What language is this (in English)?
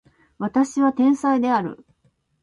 Japanese